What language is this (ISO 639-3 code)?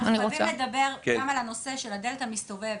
heb